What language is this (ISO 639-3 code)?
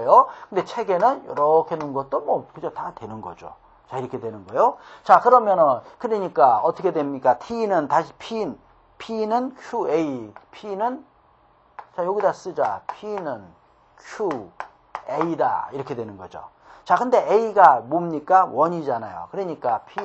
kor